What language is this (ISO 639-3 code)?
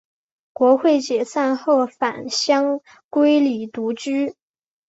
zho